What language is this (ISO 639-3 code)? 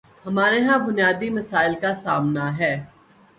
urd